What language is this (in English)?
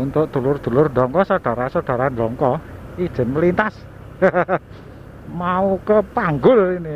Indonesian